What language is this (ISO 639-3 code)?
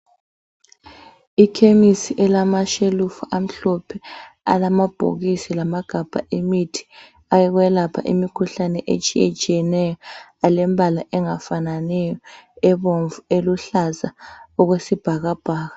nde